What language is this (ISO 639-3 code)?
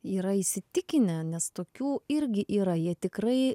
lit